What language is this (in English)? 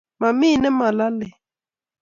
Kalenjin